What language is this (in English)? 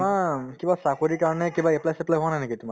Assamese